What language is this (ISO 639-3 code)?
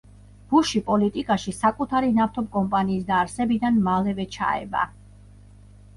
kat